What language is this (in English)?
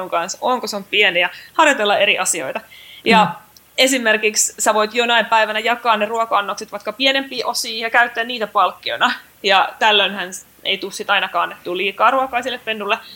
Finnish